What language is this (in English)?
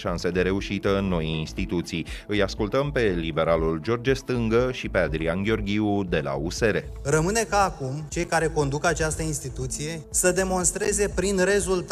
Romanian